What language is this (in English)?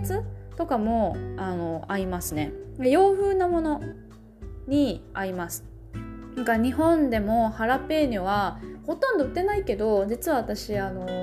Japanese